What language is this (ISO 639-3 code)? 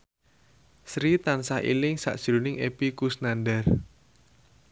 jav